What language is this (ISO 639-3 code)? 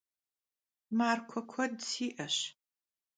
kbd